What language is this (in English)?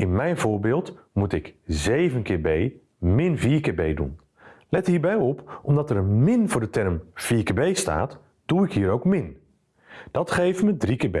Dutch